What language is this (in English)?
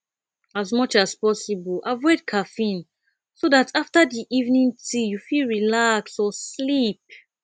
Nigerian Pidgin